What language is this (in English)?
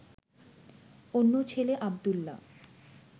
Bangla